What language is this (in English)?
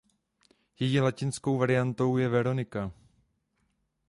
Czech